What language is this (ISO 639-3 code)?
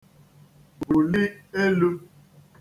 ibo